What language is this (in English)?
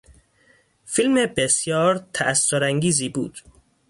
Persian